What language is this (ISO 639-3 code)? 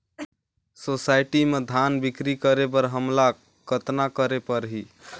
hne